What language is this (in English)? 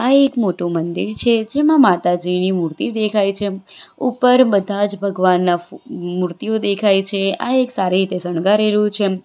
Gujarati